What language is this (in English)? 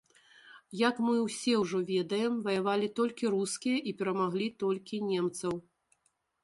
Belarusian